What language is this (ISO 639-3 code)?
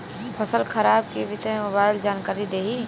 bho